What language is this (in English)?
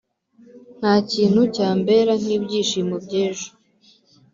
Kinyarwanda